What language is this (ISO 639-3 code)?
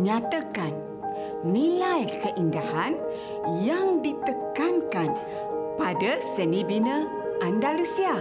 msa